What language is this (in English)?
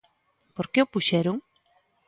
Galician